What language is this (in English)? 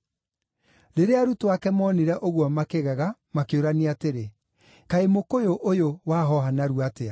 Kikuyu